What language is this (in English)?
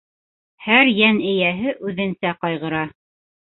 Bashkir